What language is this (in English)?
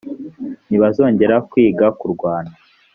Kinyarwanda